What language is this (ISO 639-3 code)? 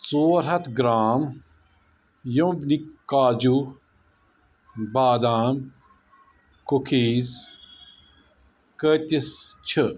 kas